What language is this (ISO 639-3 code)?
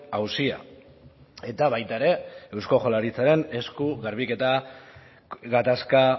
eus